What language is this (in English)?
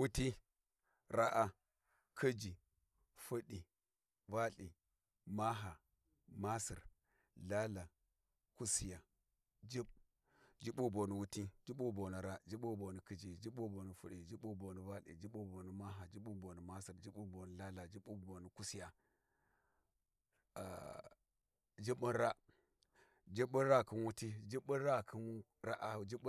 Warji